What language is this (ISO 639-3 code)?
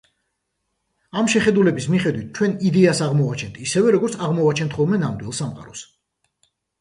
kat